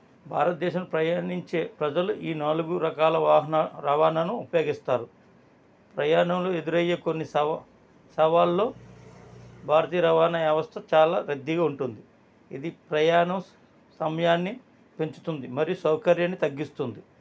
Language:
Telugu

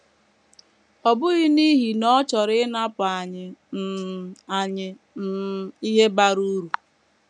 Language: Igbo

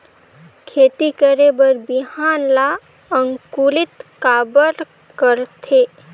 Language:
Chhattisgarhi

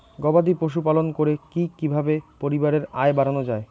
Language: Bangla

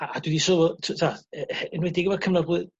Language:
Welsh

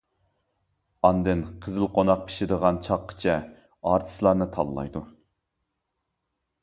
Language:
Uyghur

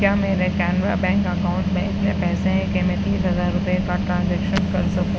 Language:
Urdu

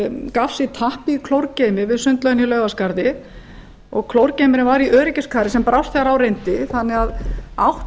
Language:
Icelandic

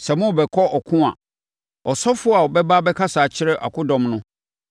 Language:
Akan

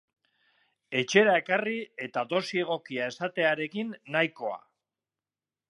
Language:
Basque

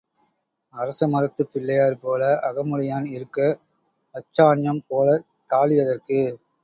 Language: Tamil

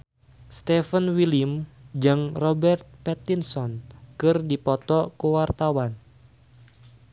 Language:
Sundanese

